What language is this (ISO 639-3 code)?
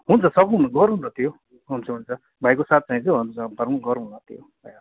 nep